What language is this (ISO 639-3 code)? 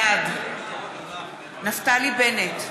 heb